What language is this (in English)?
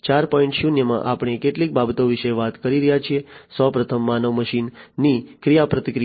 Gujarati